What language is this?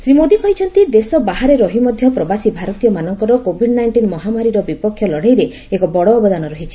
Odia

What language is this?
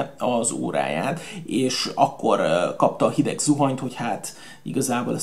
Hungarian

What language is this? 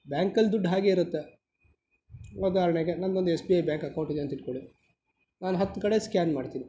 Kannada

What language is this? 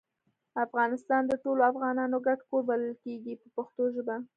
Pashto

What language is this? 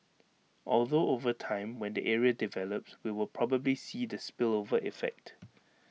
English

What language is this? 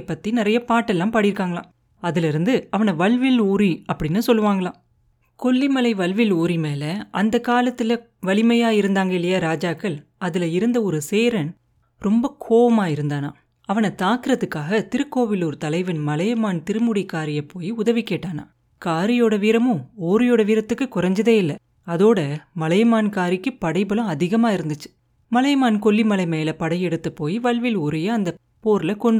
Tamil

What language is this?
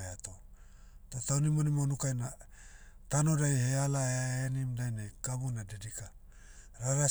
Motu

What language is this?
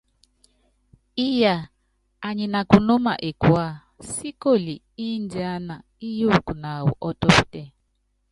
Yangben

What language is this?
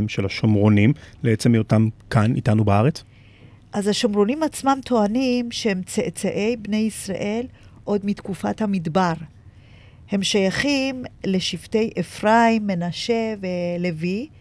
Hebrew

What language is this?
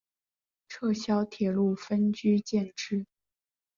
Chinese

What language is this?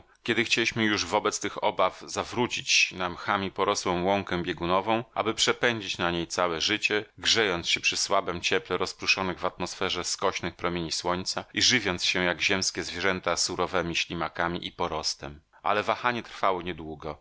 Polish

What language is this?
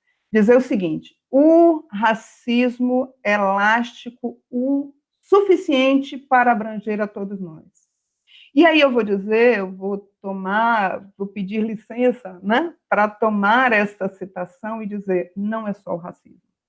Portuguese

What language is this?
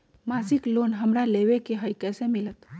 Magahi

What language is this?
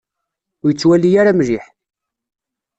Kabyle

